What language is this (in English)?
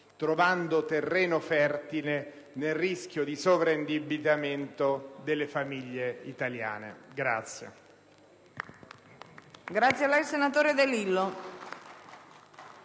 Italian